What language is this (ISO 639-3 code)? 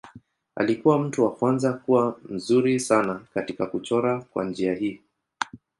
swa